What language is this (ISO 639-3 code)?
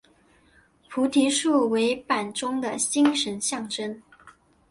zho